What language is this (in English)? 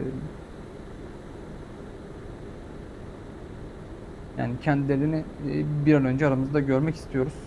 Turkish